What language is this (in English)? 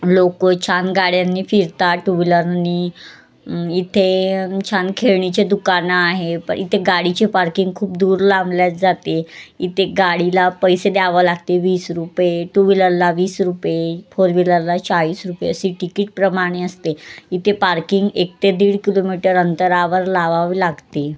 Marathi